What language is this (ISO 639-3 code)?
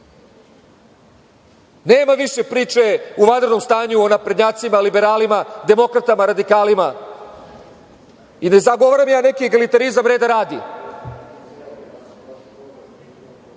srp